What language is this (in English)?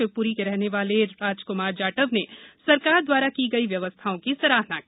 Hindi